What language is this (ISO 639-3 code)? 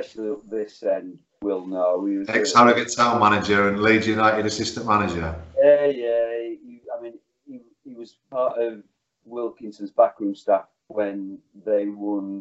eng